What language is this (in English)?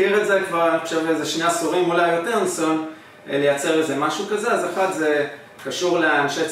Hebrew